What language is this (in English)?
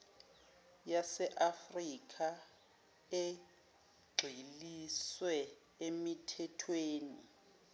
Zulu